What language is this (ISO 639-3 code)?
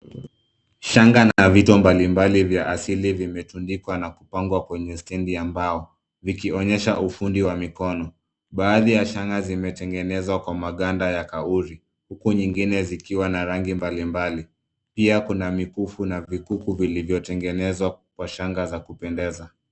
swa